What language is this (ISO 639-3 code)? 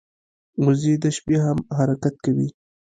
pus